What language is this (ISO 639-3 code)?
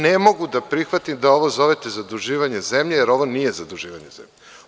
srp